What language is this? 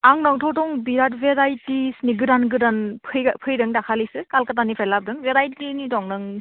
Bodo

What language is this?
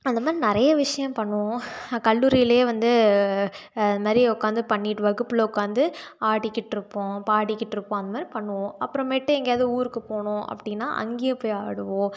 Tamil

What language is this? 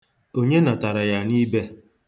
Igbo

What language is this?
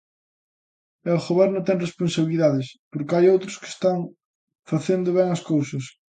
Galician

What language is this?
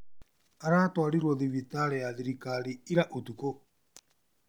Kikuyu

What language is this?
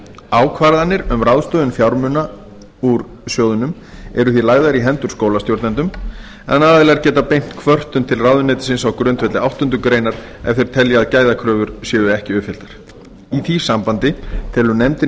Icelandic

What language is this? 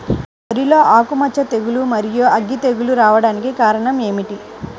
Telugu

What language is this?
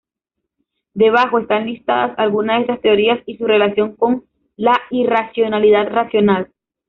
Spanish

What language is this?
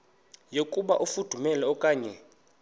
Xhosa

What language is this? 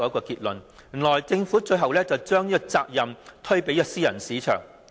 Cantonese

